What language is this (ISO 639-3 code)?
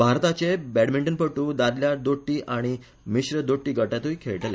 kok